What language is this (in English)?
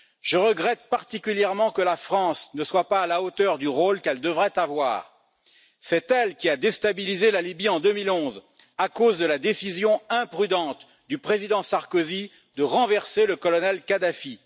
French